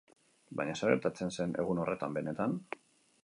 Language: Basque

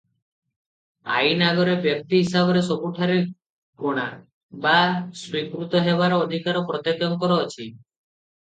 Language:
Odia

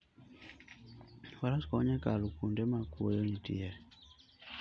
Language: Luo (Kenya and Tanzania)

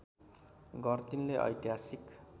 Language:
Nepali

